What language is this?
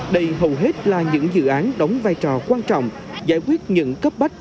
Vietnamese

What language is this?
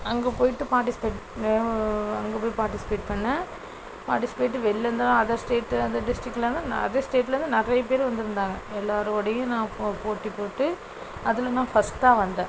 Tamil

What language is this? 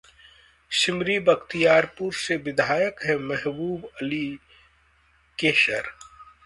Hindi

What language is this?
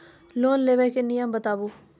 Maithili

